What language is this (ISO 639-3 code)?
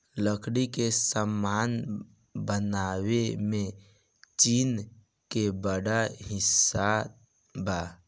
bho